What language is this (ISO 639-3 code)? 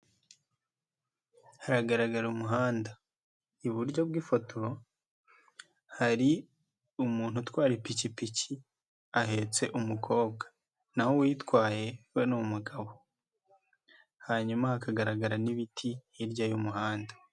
kin